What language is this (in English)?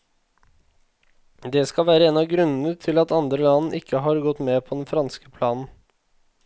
Norwegian